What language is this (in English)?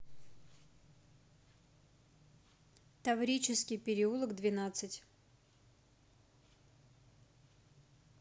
Russian